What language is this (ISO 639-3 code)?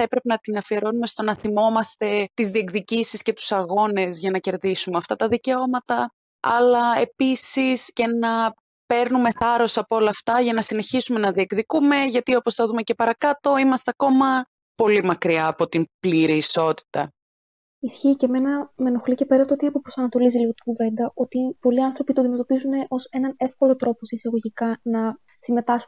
ell